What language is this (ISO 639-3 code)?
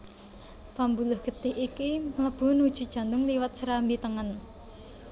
jav